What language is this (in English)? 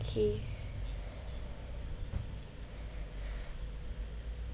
English